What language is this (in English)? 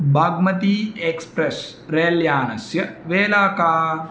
Sanskrit